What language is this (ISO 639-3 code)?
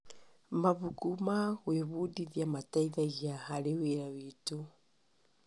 kik